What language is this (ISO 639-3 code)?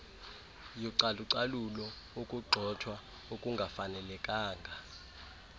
xho